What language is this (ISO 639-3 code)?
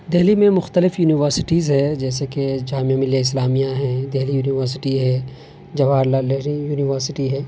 urd